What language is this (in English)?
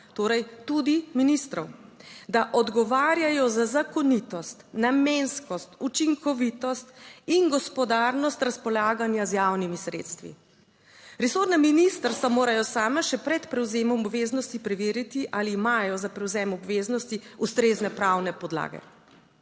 Slovenian